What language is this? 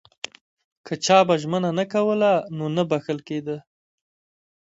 Pashto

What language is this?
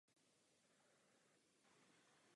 Czech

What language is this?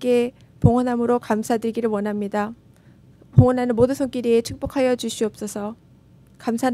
Korean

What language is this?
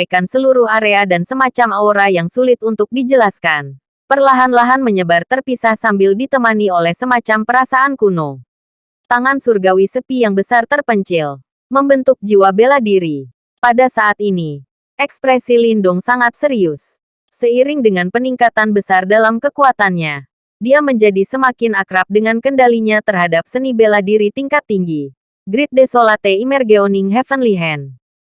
Indonesian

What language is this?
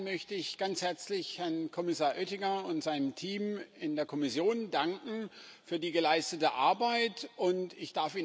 German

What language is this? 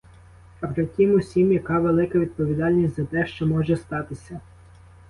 Ukrainian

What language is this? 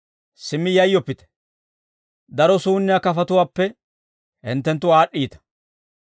Dawro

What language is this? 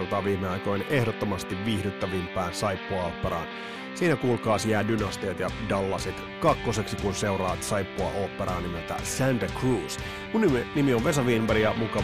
Finnish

